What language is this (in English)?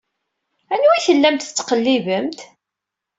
Kabyle